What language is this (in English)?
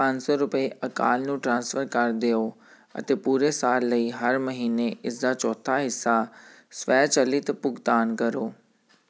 Punjabi